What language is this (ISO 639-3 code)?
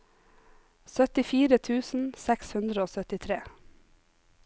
nor